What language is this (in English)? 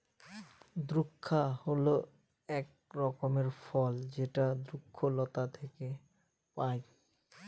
Bangla